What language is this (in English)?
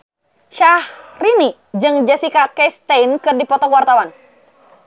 Sundanese